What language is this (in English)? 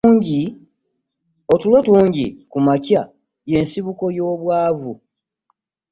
Ganda